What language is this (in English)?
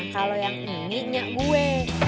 Indonesian